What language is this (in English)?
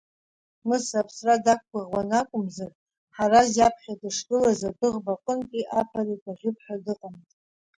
Abkhazian